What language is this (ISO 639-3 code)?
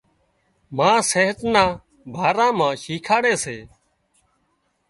kxp